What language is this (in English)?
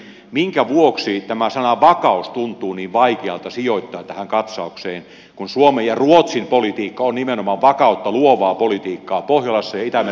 Finnish